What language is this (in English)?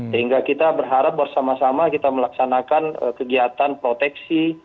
Indonesian